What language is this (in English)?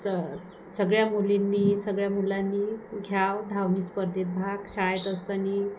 Marathi